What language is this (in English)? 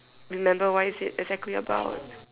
English